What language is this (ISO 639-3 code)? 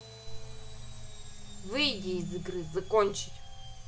rus